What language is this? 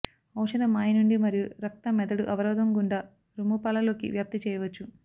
Telugu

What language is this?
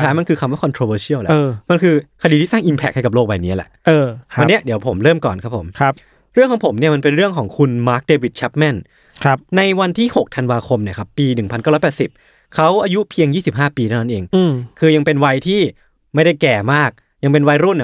Thai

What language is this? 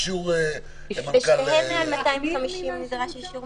Hebrew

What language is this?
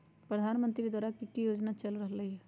Magahi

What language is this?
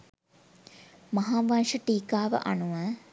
Sinhala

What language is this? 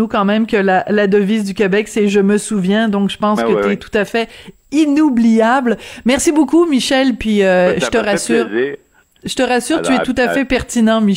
French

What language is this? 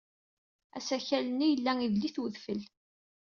Kabyle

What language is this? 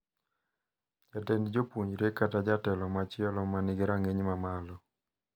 Luo (Kenya and Tanzania)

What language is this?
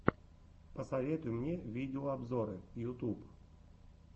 Russian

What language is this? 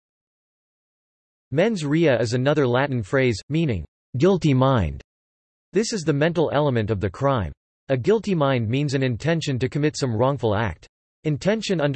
English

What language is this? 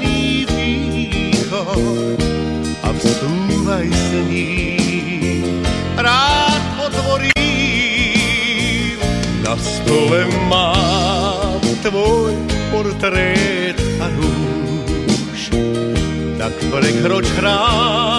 Croatian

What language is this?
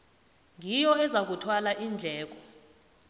South Ndebele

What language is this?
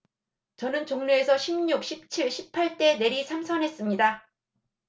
Korean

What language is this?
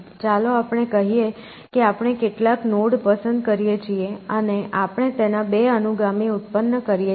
Gujarati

